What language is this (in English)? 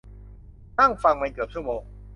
Thai